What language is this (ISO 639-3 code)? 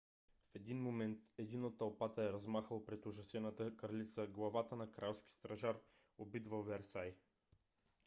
bul